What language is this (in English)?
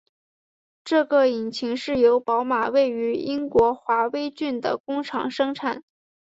Chinese